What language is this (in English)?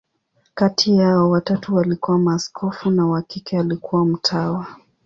Swahili